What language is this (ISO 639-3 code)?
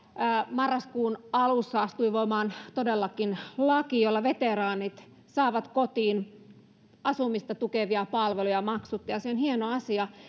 fin